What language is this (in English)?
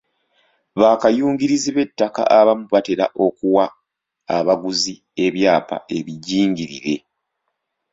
Ganda